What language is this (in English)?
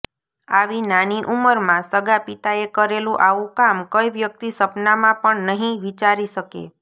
Gujarati